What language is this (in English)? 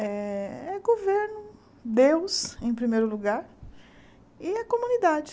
Portuguese